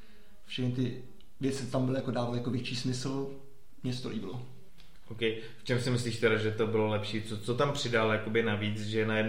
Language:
Czech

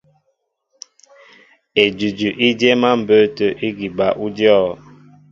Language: Mbo (Cameroon)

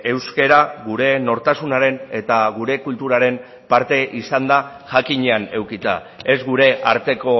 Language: Basque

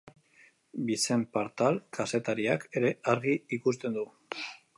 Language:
Basque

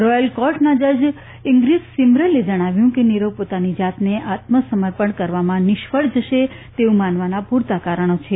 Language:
Gujarati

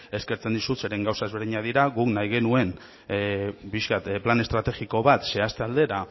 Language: Basque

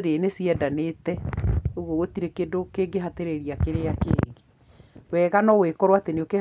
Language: Kikuyu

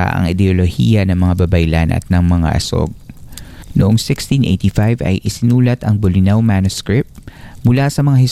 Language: Filipino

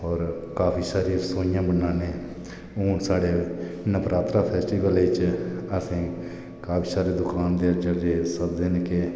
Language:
Dogri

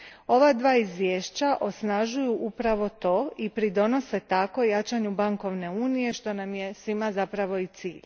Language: Croatian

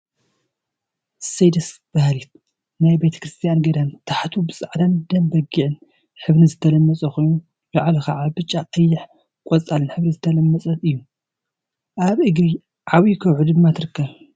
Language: Tigrinya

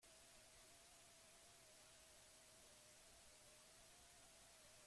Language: Basque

